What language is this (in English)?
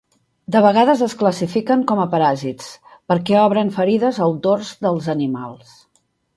Catalan